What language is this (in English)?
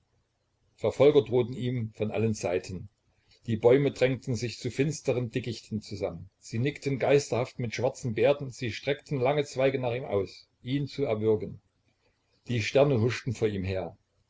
German